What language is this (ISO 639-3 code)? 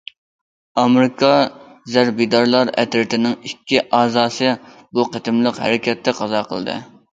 uig